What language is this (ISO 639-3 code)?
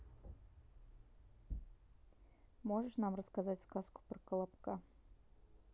rus